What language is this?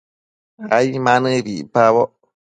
Matsés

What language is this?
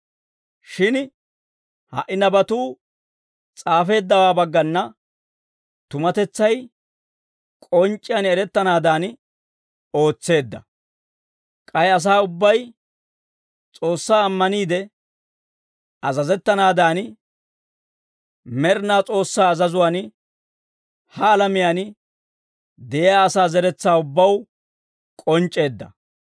Dawro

